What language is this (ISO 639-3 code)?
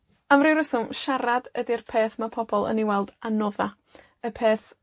cym